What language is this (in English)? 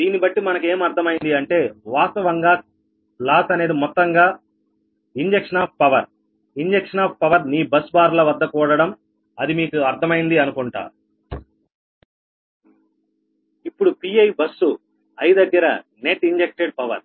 Telugu